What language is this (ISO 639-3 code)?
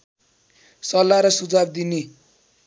nep